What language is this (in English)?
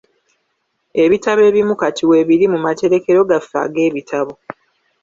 Ganda